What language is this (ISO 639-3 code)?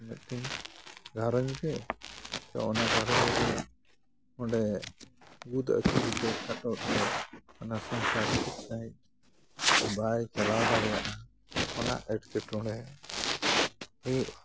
sat